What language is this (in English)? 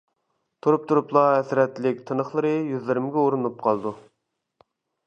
Uyghur